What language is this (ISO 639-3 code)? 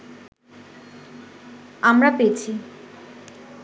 ben